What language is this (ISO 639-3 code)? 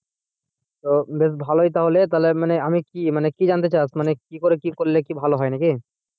ben